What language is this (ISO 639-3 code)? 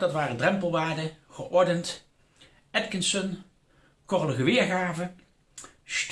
nld